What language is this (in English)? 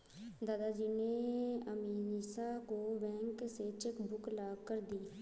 Hindi